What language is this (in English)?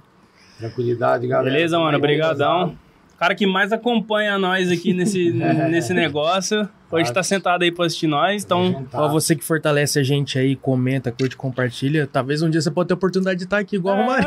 Portuguese